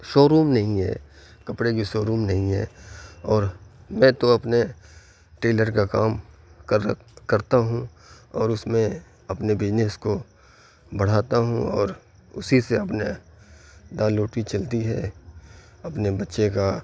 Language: Urdu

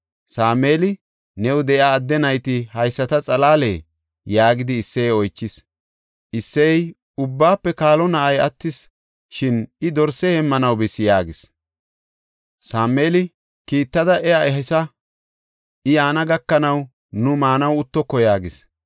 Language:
Gofa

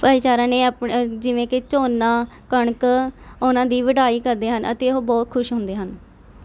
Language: Punjabi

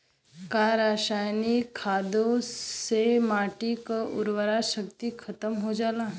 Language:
Bhojpuri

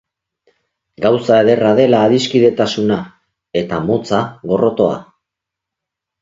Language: Basque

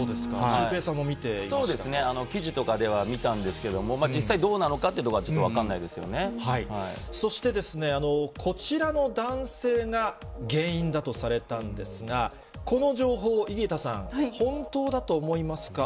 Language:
Japanese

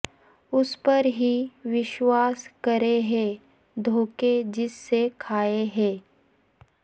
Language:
Urdu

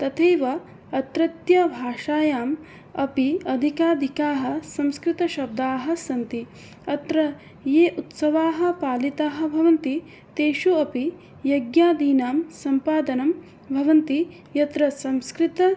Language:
Sanskrit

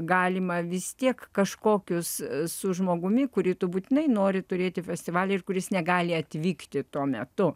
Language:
Lithuanian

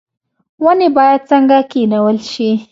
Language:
Pashto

